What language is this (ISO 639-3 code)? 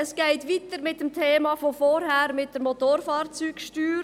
gsw